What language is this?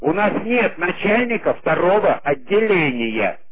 Russian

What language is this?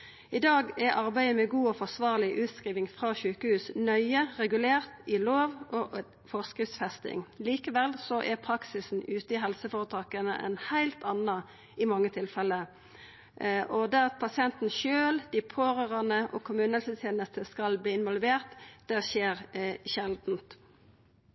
Norwegian Nynorsk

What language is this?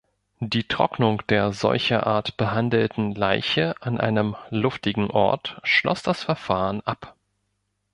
German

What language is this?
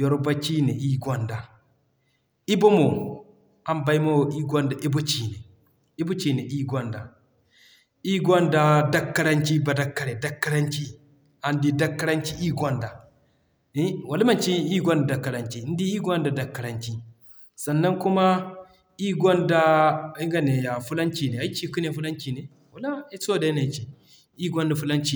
Zarma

